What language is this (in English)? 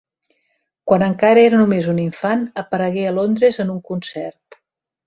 Catalan